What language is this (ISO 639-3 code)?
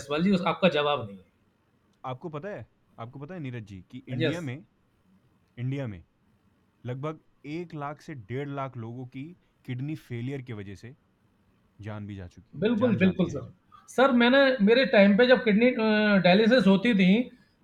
hin